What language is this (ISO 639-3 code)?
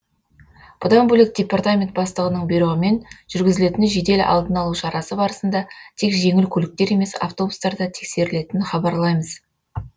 kaz